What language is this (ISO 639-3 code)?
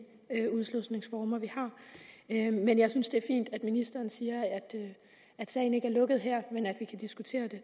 dan